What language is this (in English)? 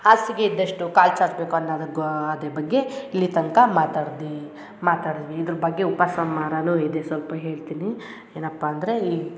Kannada